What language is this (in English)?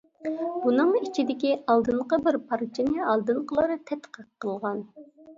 Uyghur